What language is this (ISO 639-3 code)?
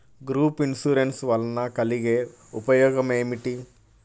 tel